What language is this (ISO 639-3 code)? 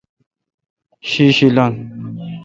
xka